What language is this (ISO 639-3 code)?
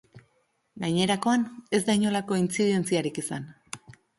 eus